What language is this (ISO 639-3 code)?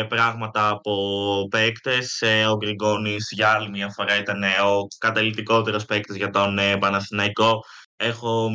ell